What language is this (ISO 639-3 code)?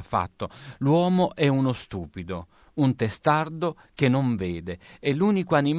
ita